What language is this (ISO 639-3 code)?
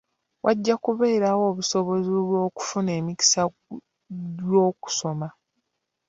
lug